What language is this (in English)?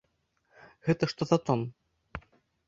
Belarusian